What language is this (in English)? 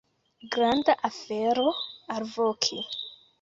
Esperanto